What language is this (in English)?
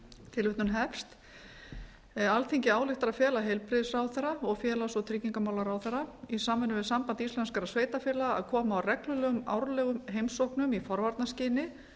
Icelandic